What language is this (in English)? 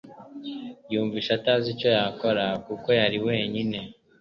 Kinyarwanda